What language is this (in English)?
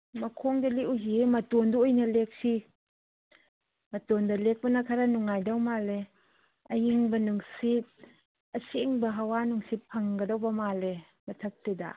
Manipuri